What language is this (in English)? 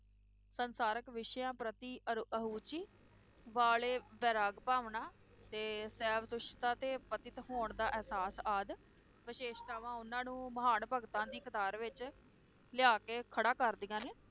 Punjabi